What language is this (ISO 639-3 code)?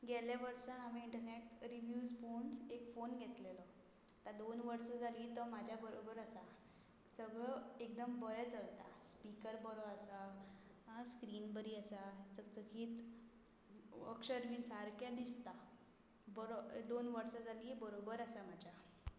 kok